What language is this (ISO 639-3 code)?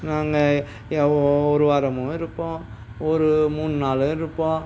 tam